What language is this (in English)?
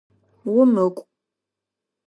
Adyghe